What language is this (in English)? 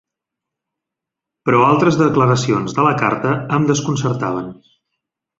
Catalan